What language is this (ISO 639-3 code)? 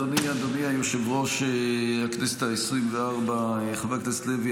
heb